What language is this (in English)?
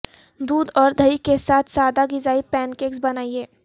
Urdu